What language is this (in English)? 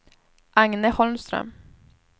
Swedish